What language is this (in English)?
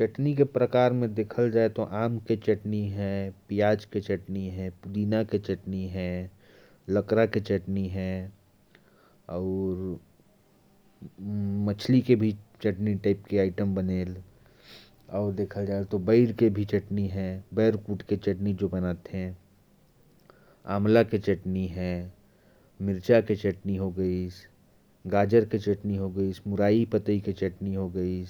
Korwa